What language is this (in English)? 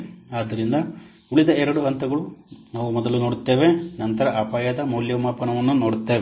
Kannada